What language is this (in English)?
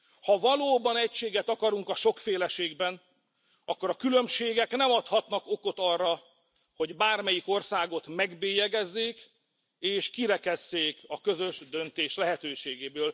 Hungarian